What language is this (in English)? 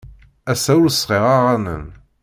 Kabyle